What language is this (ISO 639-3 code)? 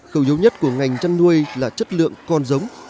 vie